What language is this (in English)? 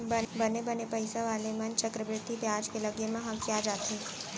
Chhattisgarhi